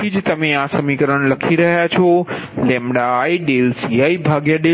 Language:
Gujarati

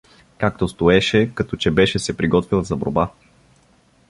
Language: Bulgarian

